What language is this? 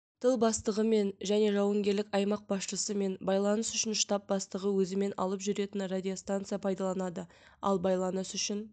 Kazakh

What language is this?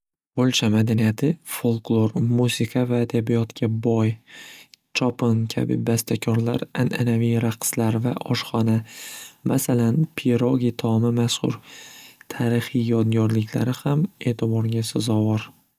Uzbek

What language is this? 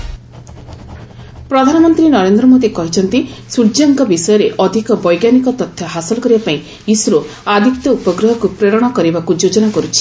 Odia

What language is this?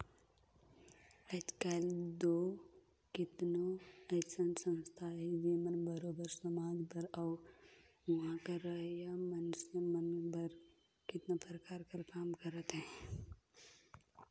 Chhattisgarhi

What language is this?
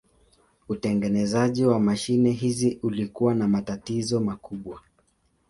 Swahili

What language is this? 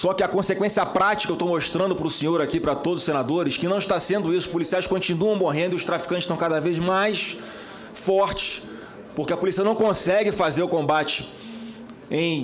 Portuguese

